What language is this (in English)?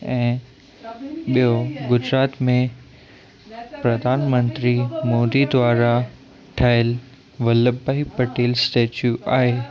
Sindhi